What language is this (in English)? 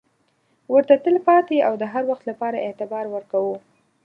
Pashto